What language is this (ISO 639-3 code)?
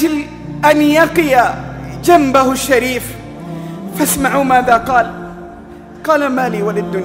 ara